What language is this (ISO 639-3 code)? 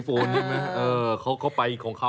tha